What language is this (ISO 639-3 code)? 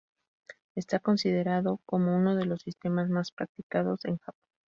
spa